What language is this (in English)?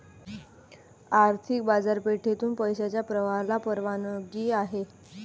Marathi